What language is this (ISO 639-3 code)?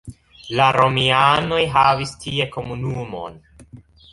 epo